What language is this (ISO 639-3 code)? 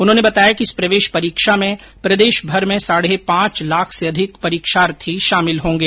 hin